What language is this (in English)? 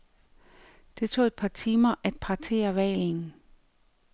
Danish